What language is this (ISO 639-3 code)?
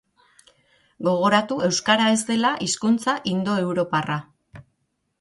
eus